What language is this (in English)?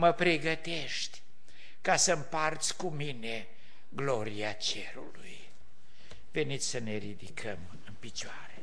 Romanian